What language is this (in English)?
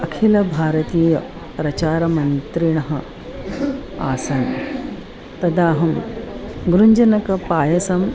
Sanskrit